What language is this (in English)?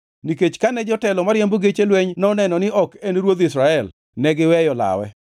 Luo (Kenya and Tanzania)